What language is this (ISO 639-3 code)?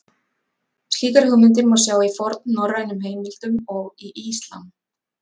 isl